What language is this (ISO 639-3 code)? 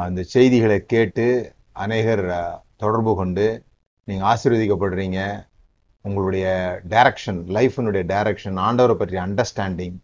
tam